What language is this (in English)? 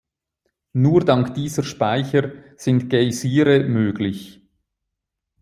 German